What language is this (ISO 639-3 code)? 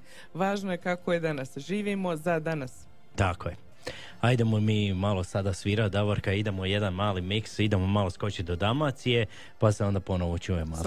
hrv